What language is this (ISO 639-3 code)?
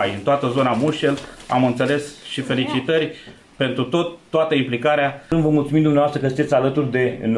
ron